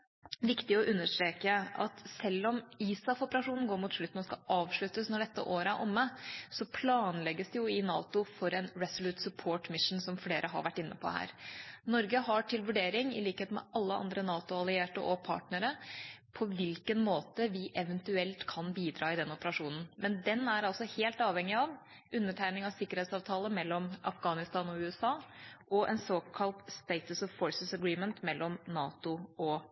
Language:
Norwegian Bokmål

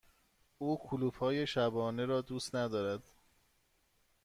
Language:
Persian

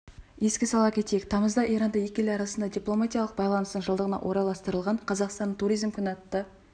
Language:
Kazakh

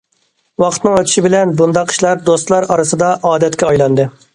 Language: Uyghur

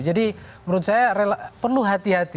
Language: Indonesian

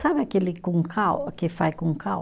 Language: Portuguese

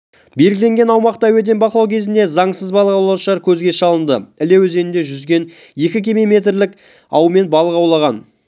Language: Kazakh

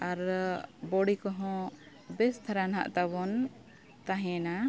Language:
Santali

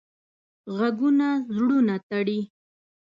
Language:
Pashto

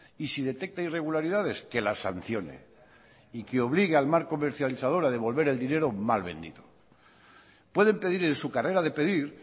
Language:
Spanish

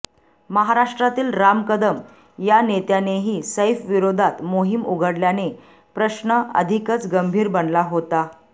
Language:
Marathi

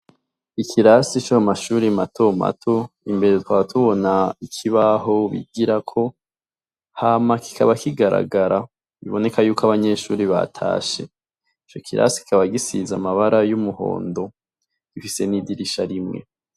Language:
Rundi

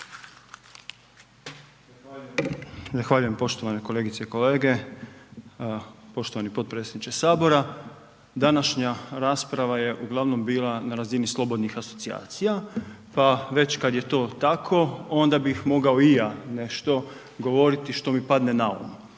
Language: Croatian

